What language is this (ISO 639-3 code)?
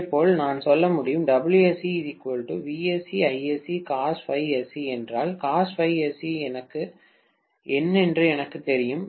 tam